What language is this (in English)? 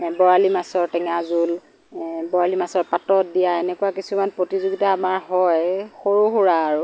Assamese